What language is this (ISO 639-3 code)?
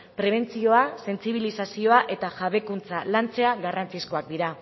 eus